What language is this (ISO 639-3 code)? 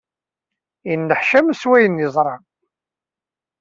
kab